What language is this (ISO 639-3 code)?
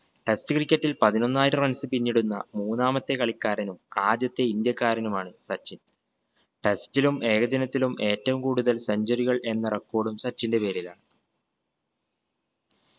mal